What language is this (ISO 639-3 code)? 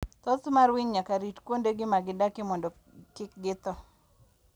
luo